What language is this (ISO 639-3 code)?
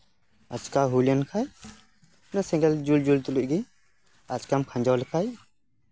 sat